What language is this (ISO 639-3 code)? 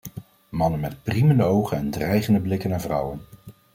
nld